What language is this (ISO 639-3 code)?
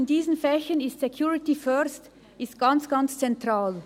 gsw